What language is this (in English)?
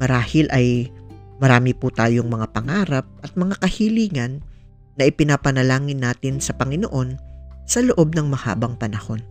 Filipino